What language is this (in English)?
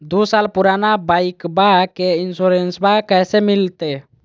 Magahi